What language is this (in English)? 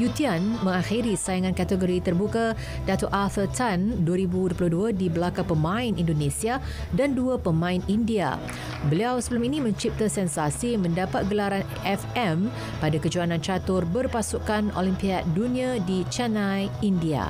Malay